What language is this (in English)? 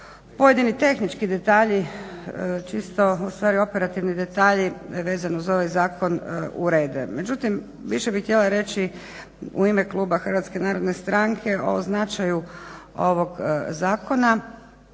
Croatian